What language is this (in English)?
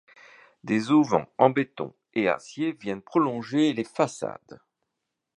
French